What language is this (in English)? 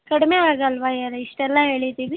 Kannada